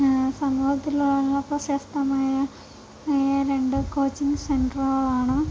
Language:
Malayalam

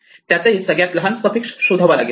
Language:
Marathi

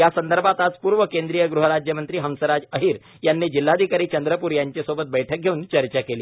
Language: Marathi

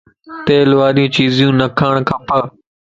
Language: Lasi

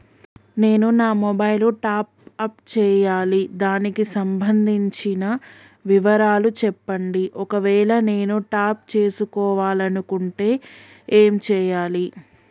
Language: Telugu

